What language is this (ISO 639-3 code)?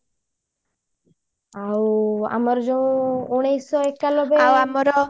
ori